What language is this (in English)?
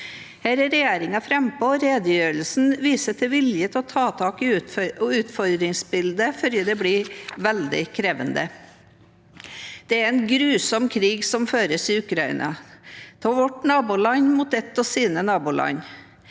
Norwegian